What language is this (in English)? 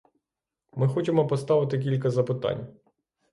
Ukrainian